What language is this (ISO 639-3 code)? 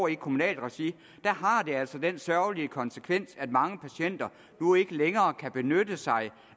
dan